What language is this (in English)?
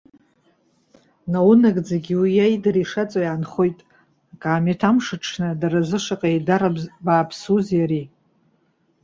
Abkhazian